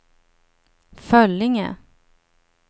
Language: Swedish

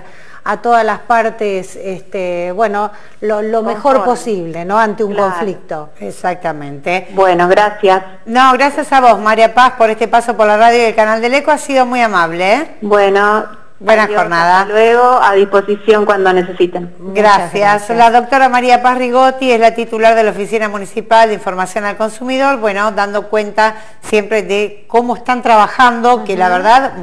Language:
Spanish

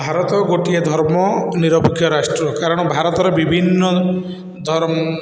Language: Odia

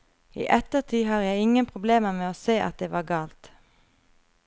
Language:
Norwegian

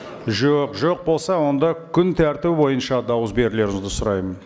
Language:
Kazakh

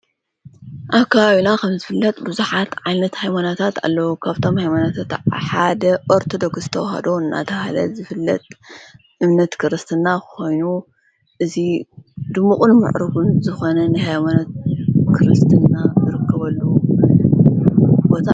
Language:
Tigrinya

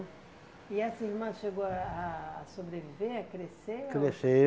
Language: Portuguese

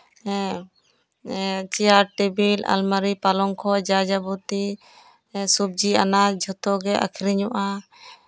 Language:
Santali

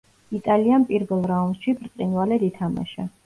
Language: Georgian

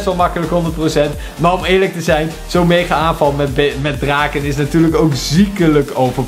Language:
Dutch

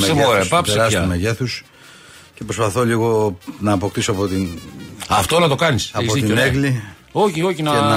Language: Greek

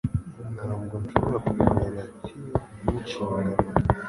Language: Kinyarwanda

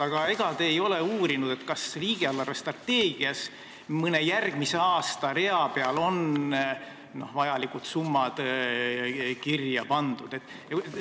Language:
Estonian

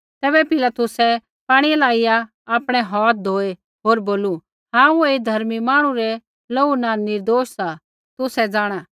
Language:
Kullu Pahari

